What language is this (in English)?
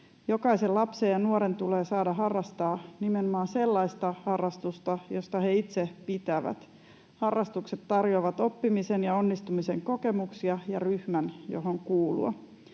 Finnish